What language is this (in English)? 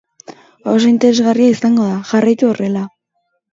Basque